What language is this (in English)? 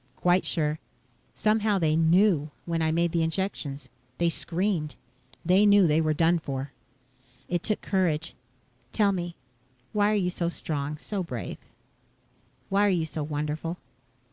English